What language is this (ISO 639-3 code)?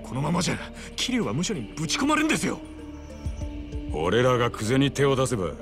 jpn